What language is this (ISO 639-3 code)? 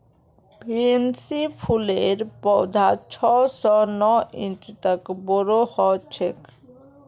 mag